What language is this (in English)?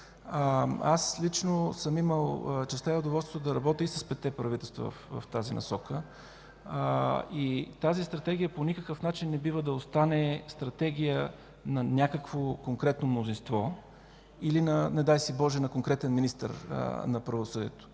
Bulgarian